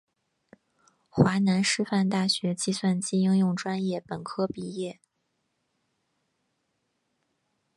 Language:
Chinese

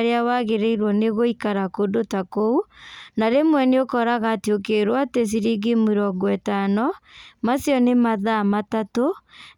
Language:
Kikuyu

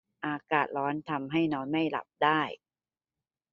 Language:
Thai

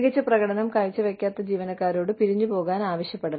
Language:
Malayalam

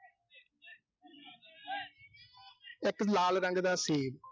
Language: Punjabi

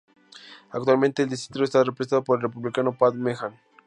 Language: Spanish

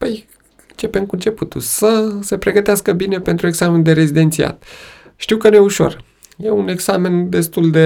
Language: Romanian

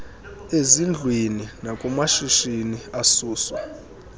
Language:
Xhosa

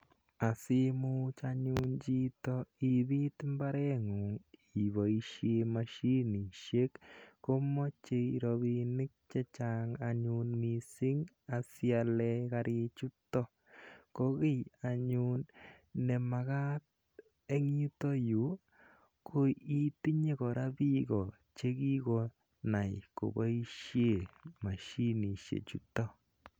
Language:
Kalenjin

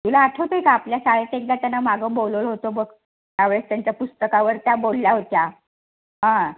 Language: Marathi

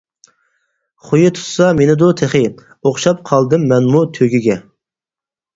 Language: Uyghur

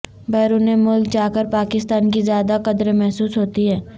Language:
Urdu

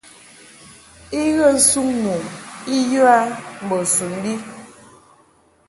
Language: Mungaka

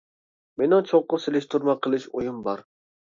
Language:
Uyghur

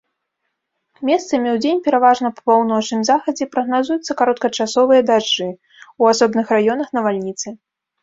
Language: Belarusian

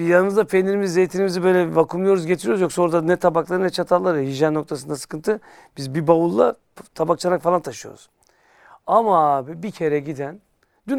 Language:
Turkish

